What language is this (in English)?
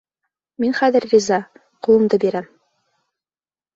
Bashkir